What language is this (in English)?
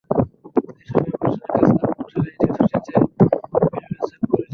Bangla